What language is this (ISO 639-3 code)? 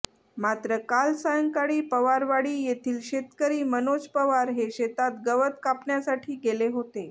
mar